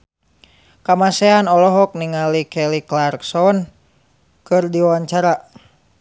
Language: Sundanese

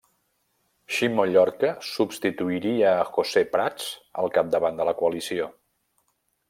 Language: Catalan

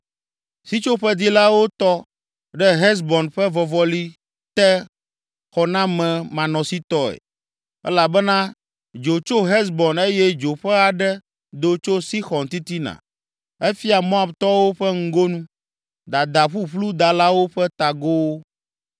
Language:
Ewe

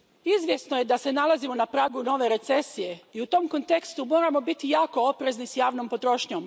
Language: Croatian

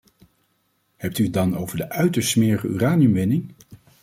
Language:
Dutch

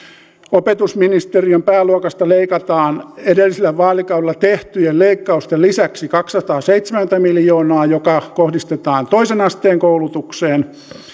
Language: Finnish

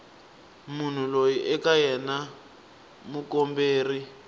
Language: Tsonga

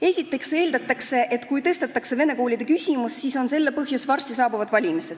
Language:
Estonian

